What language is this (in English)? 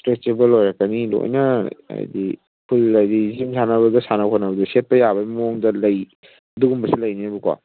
Manipuri